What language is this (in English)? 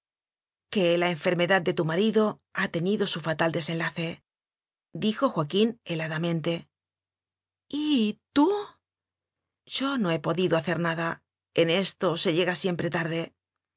Spanish